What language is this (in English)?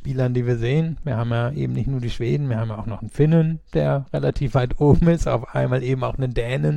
German